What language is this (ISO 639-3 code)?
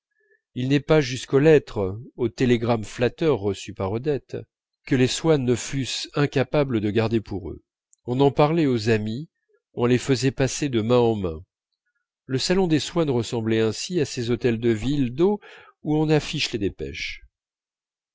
fra